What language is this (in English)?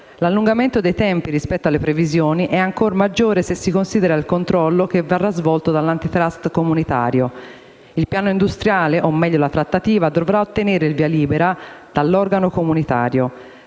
Italian